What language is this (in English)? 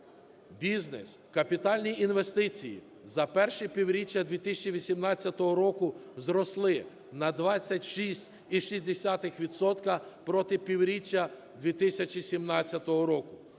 Ukrainian